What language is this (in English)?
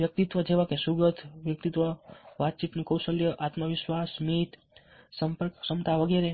Gujarati